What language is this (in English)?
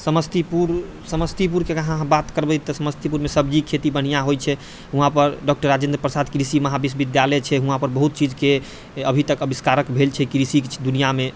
Maithili